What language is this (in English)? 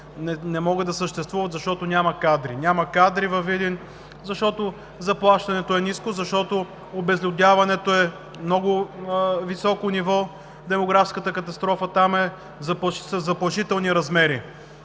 Bulgarian